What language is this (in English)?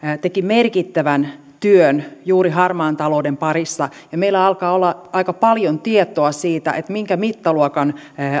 Finnish